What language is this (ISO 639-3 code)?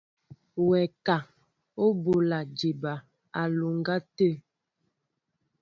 mbo